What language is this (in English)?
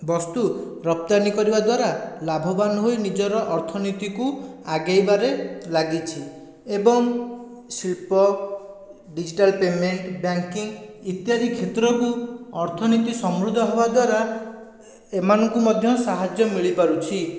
Odia